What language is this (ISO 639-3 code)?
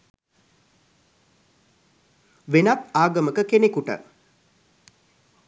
sin